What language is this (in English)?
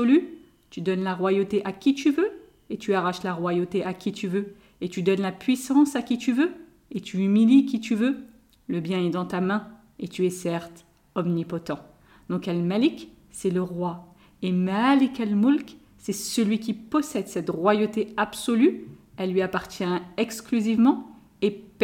French